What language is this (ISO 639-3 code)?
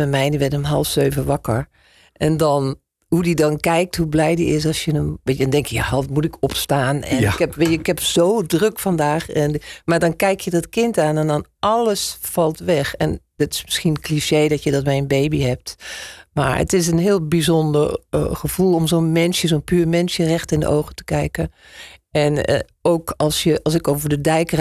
nld